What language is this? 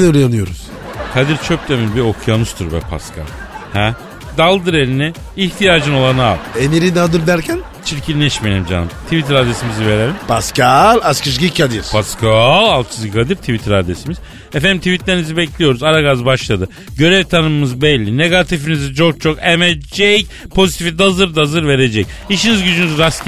Turkish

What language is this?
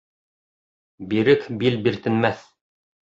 Bashkir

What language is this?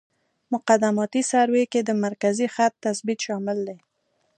Pashto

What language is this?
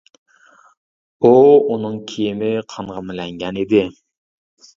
Uyghur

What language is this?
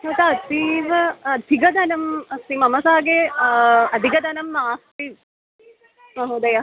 Sanskrit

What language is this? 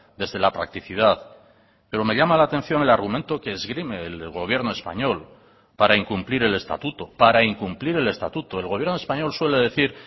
Spanish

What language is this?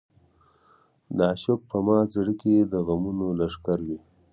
Pashto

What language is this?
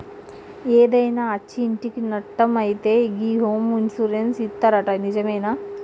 Telugu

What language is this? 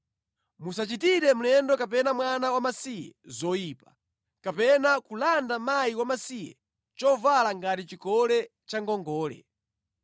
Nyanja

